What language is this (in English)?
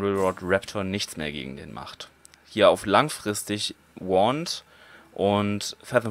German